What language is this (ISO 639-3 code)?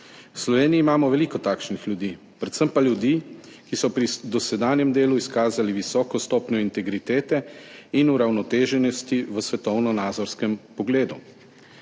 slv